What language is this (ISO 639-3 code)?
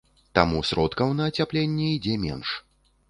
bel